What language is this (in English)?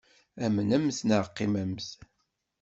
Kabyle